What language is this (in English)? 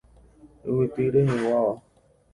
Guarani